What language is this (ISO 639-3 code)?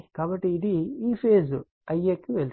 tel